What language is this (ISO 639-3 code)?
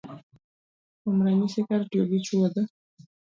luo